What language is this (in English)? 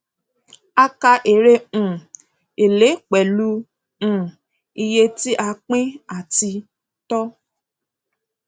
Yoruba